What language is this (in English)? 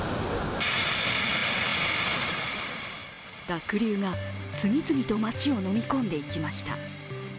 Japanese